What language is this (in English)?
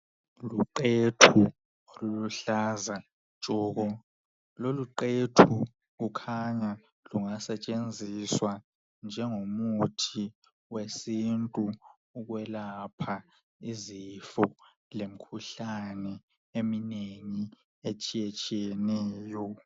North Ndebele